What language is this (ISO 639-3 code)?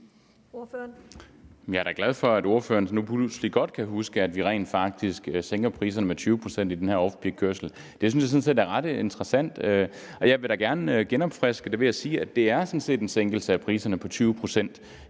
dan